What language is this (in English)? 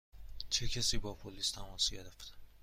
Persian